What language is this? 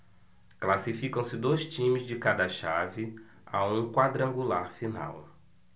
Portuguese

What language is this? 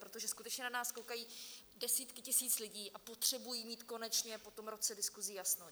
Czech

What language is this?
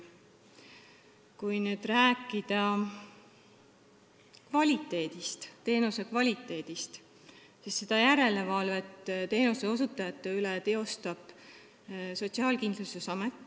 Estonian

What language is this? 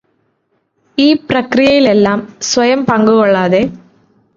Malayalam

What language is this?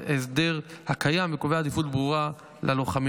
Hebrew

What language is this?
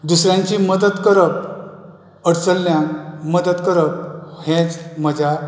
Konkani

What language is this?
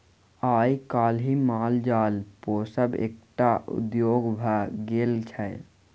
Maithili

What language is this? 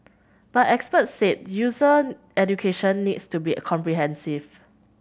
English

